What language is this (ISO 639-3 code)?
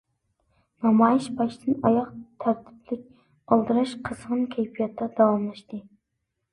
uig